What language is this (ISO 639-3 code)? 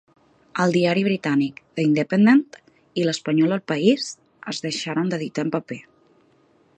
cat